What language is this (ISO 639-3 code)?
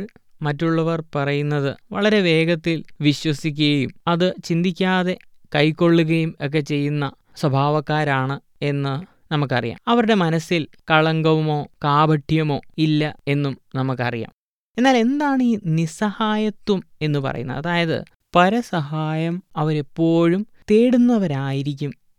mal